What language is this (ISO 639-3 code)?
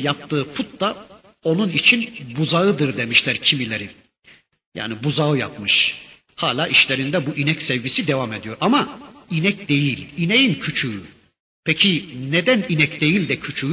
tur